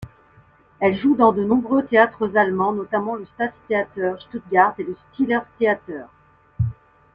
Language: French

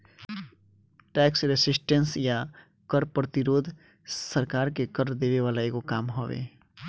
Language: Bhojpuri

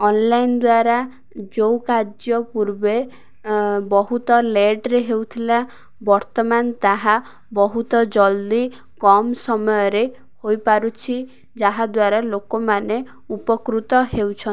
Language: Odia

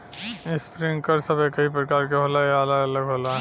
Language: Bhojpuri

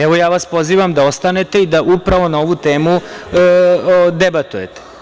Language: Serbian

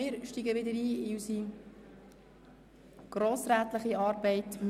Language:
Swiss German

